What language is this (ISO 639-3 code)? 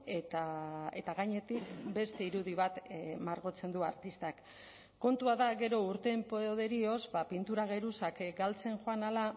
eus